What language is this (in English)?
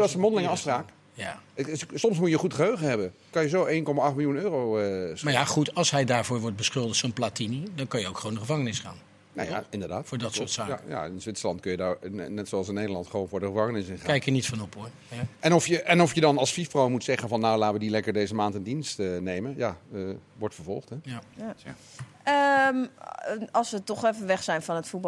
Dutch